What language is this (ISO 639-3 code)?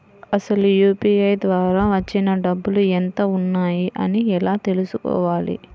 tel